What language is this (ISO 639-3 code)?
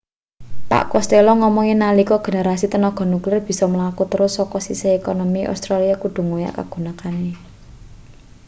jav